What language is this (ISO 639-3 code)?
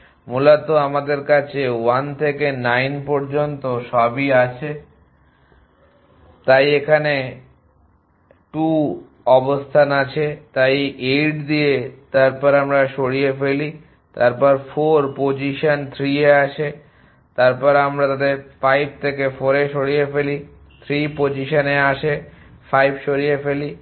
ben